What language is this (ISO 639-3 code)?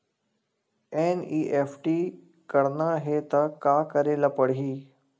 hne